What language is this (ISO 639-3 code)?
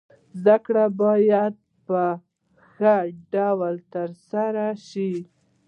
pus